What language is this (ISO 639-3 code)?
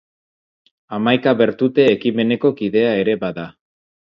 eus